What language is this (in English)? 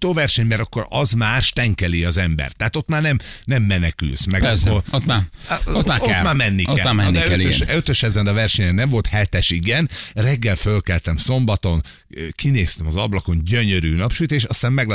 Hungarian